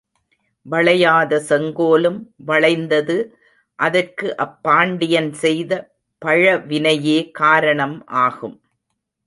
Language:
Tamil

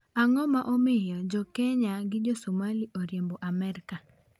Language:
Luo (Kenya and Tanzania)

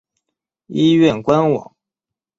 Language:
Chinese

